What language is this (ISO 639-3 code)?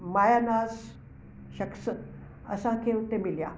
snd